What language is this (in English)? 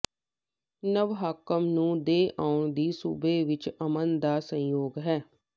Punjabi